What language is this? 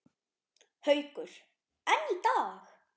Icelandic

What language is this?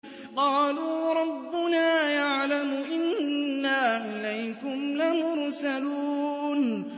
Arabic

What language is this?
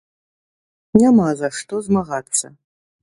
Belarusian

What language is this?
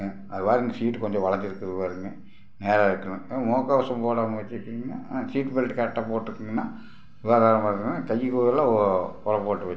Tamil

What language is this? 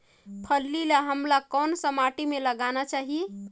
Chhattisgarhi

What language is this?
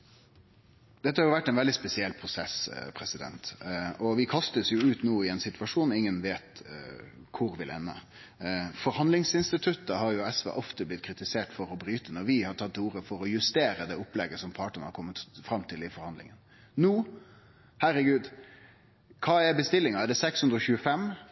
Norwegian Nynorsk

